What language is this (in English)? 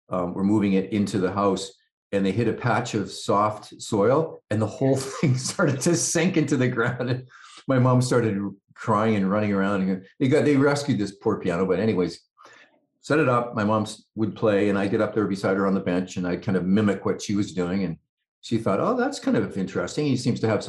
English